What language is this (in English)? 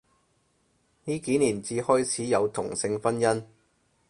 Cantonese